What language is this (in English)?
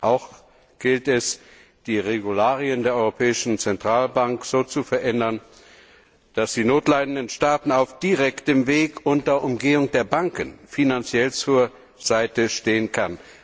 German